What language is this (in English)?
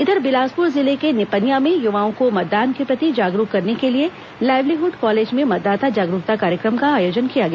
Hindi